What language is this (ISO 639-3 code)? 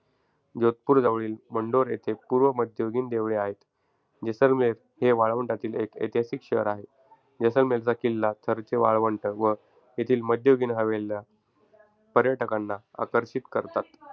mar